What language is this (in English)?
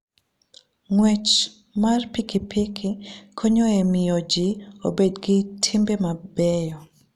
Luo (Kenya and Tanzania)